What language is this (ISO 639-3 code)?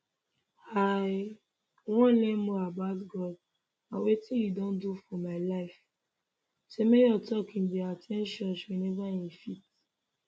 pcm